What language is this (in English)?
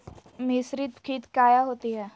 Magahi